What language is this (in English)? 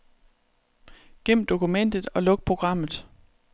Danish